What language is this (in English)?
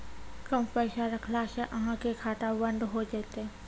Maithili